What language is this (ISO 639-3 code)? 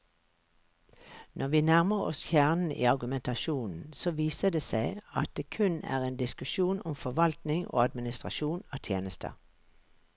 nor